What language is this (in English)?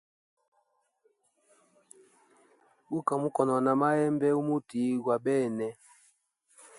Hemba